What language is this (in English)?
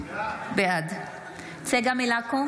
Hebrew